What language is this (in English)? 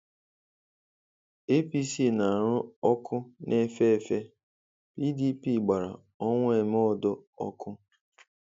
Igbo